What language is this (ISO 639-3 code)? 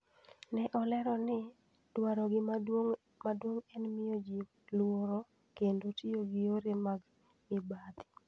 luo